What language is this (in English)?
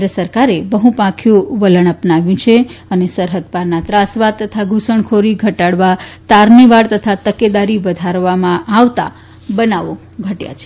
Gujarati